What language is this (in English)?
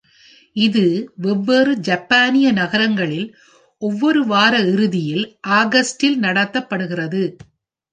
Tamil